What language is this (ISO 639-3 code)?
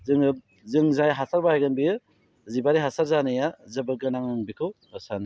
brx